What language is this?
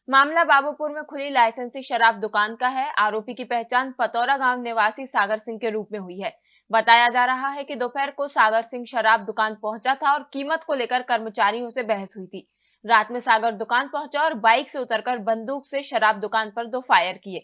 Hindi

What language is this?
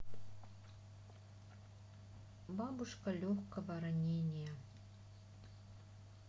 Russian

